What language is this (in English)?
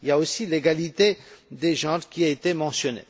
French